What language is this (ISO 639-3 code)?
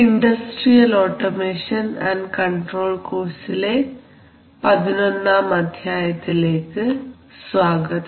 mal